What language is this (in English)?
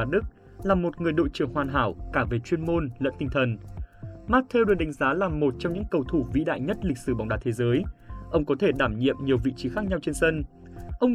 Vietnamese